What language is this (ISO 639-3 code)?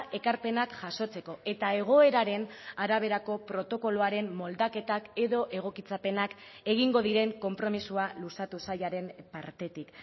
eus